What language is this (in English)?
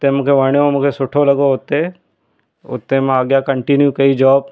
Sindhi